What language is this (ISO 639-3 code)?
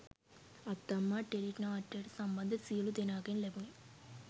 sin